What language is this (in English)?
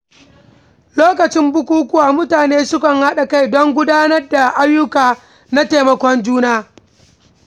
Hausa